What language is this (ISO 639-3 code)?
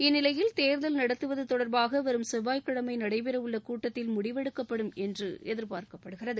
tam